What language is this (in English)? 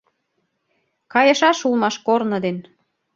Mari